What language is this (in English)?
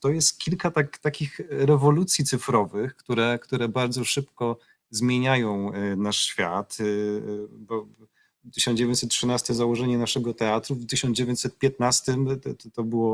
Polish